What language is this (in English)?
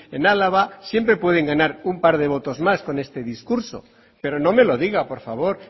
Spanish